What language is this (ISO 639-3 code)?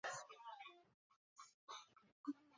zho